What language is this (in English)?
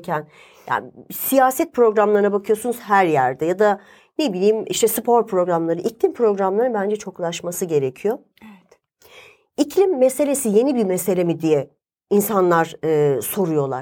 Turkish